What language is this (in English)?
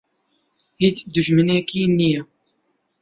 Central Kurdish